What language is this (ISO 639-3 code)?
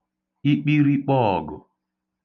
ibo